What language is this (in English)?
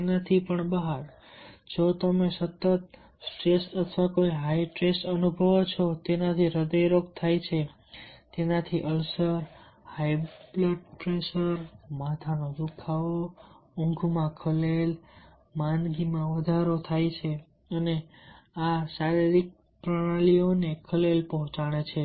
Gujarati